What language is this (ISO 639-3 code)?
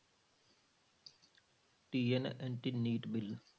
pan